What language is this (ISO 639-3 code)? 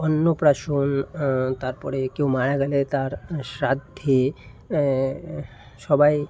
ben